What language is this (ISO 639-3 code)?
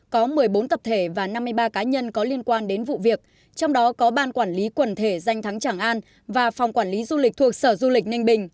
vie